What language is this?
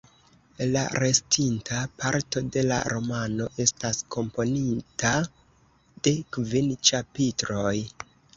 Esperanto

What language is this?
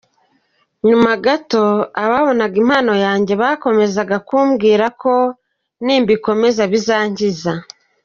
Kinyarwanda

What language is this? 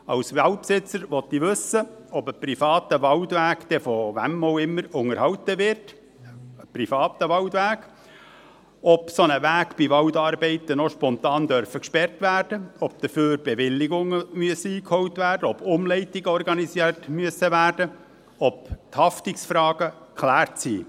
Swiss German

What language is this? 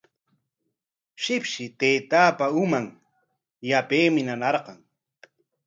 Corongo Ancash Quechua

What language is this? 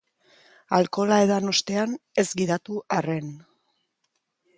Basque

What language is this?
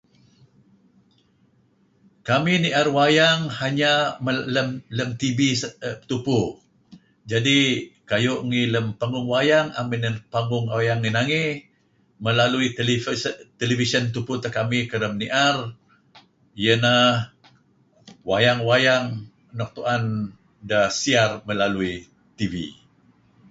Kelabit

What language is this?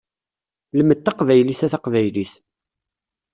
Kabyle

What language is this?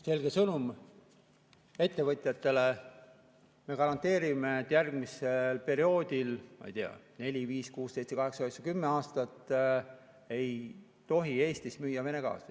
Estonian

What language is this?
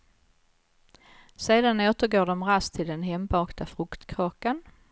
Swedish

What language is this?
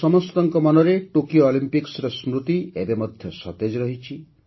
Odia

